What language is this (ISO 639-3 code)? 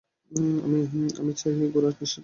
ben